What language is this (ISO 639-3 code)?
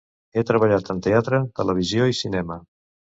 cat